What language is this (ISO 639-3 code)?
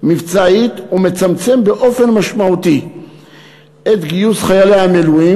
heb